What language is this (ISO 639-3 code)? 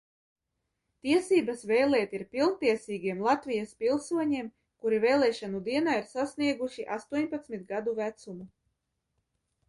lav